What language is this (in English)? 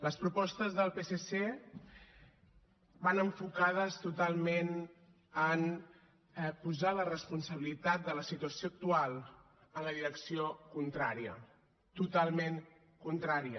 Catalan